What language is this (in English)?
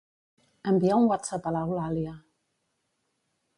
Catalan